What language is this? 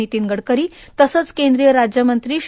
Marathi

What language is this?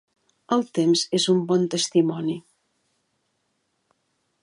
Catalan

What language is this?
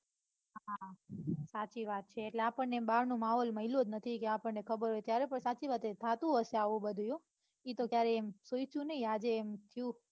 Gujarati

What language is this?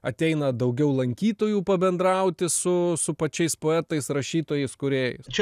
Lithuanian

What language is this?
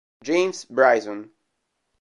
Italian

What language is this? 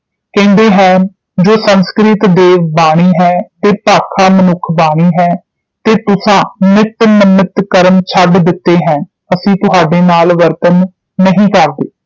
Punjabi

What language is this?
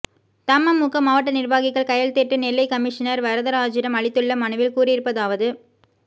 Tamil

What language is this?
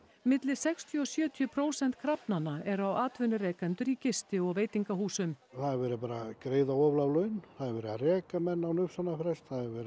Icelandic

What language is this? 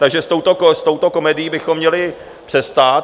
Czech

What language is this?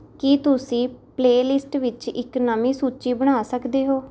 Punjabi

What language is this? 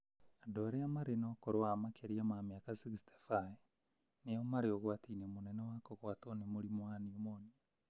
Kikuyu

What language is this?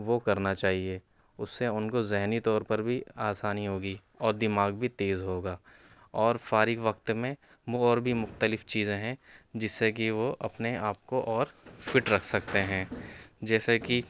Urdu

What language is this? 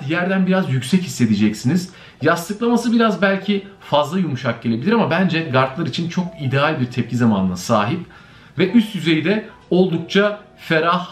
Turkish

